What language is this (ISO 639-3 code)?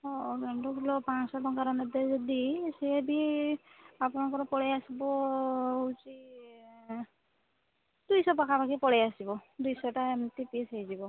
ori